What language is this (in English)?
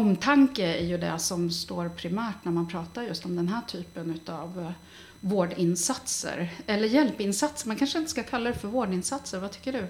Swedish